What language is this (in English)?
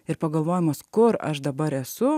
Lithuanian